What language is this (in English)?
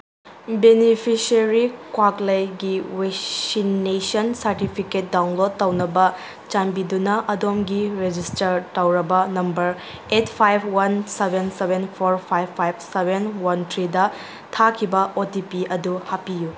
Manipuri